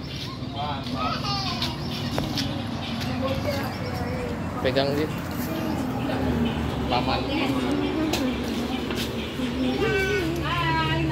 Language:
Indonesian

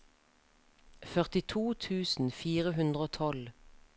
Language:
Norwegian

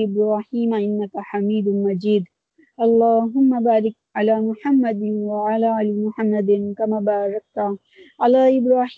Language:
Urdu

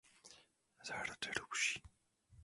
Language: Czech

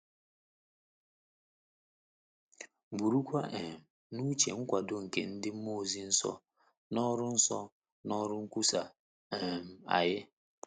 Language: Igbo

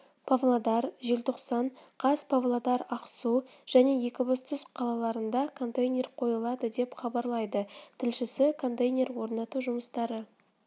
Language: Kazakh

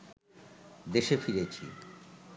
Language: Bangla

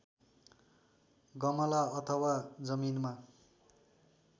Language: Nepali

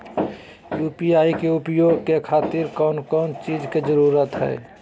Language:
Magahi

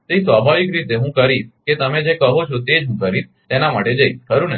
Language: Gujarati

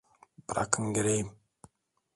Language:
Turkish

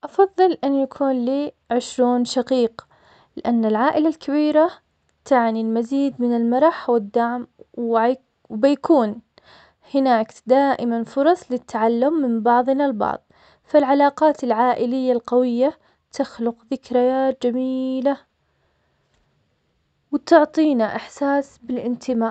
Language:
Omani Arabic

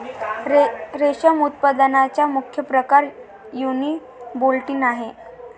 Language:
Marathi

